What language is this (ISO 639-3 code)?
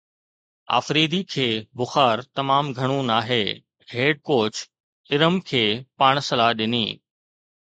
snd